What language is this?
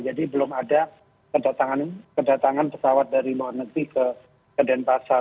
Indonesian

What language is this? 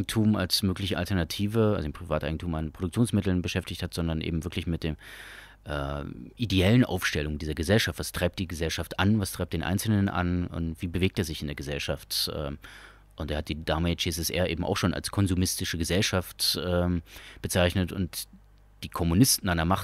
German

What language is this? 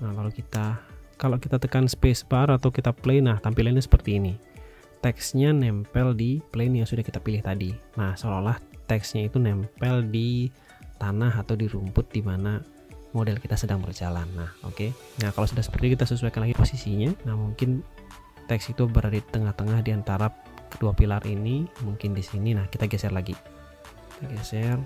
Indonesian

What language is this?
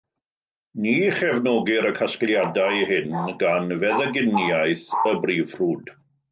Welsh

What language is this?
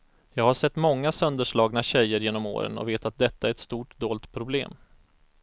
Swedish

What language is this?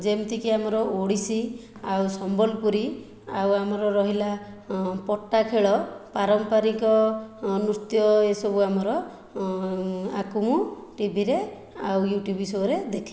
Odia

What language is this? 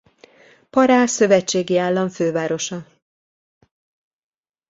Hungarian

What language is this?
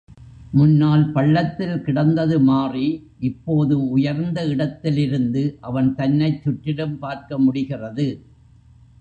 Tamil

